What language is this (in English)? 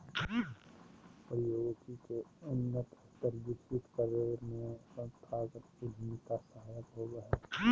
Magahi